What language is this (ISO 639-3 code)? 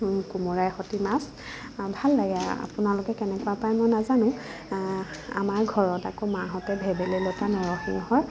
asm